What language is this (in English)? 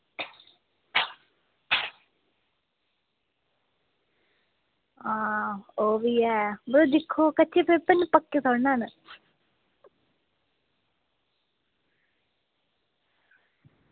Dogri